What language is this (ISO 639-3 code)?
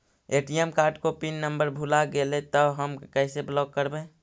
mag